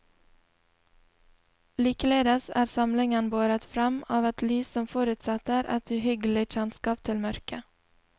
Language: Norwegian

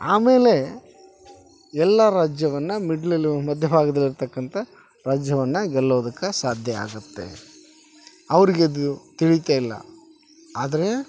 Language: Kannada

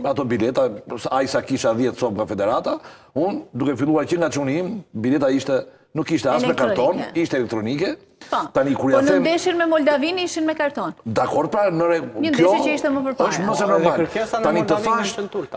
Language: Romanian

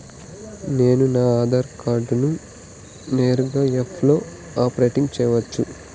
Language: Telugu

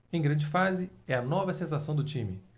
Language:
Portuguese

